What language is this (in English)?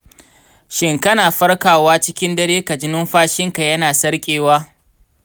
Hausa